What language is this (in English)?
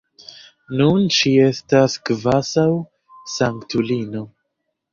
Esperanto